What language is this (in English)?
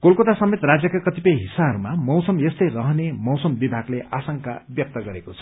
Nepali